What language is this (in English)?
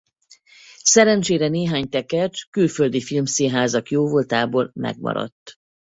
Hungarian